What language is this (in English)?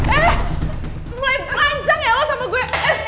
Indonesian